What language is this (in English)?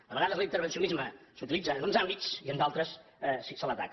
Catalan